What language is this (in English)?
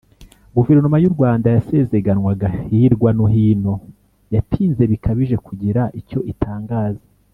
Kinyarwanda